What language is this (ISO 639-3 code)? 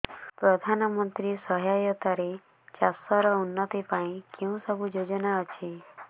ori